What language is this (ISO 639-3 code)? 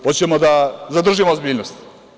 srp